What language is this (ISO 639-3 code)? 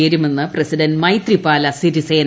mal